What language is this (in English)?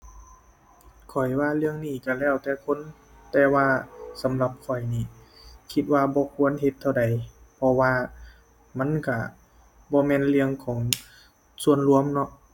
Thai